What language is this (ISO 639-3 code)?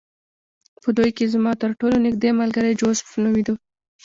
pus